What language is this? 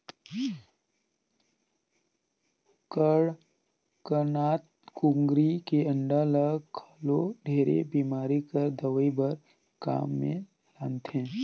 Chhattisgarhi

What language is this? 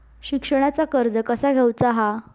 Marathi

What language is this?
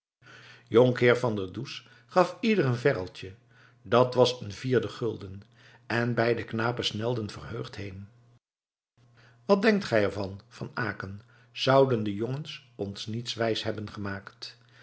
Dutch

